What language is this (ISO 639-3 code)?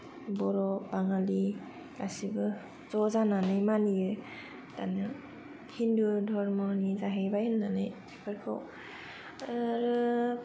brx